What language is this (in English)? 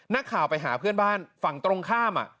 Thai